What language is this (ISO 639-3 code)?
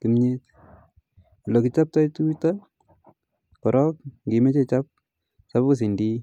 kln